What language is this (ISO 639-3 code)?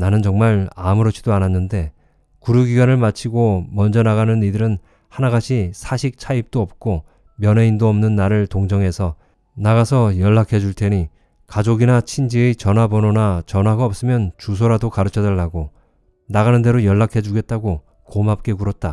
kor